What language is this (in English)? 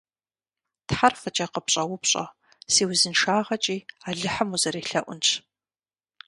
Kabardian